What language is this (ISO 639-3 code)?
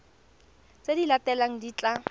tsn